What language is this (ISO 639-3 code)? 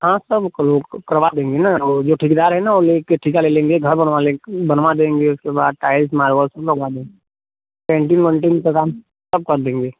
hin